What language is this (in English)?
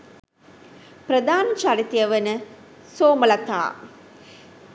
Sinhala